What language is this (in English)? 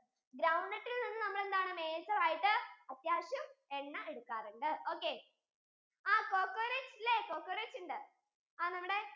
Malayalam